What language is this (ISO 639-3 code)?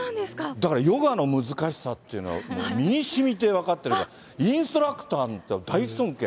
jpn